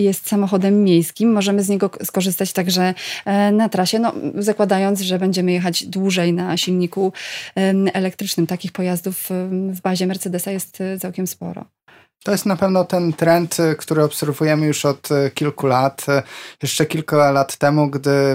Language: Polish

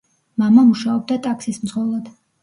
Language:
Georgian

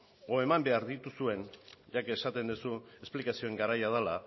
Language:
Basque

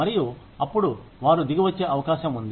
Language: Telugu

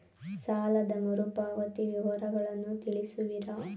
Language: Kannada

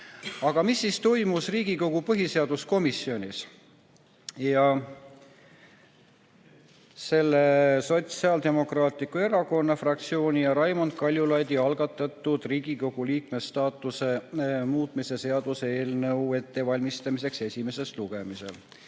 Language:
Estonian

